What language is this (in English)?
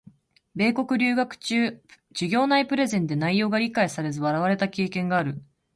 Japanese